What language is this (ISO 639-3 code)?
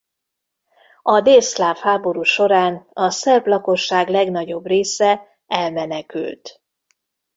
hun